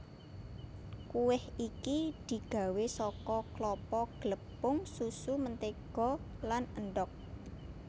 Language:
Javanese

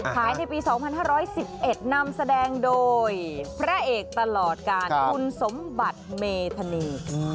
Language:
Thai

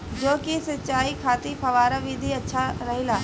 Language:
Bhojpuri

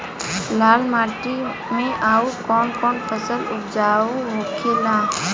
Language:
Bhojpuri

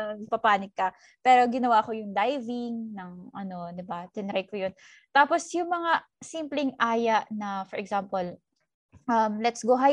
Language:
Filipino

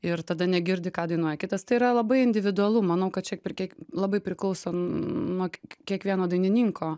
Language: Lithuanian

